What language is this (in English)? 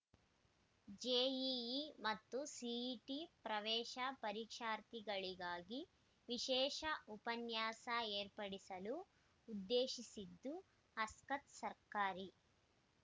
Kannada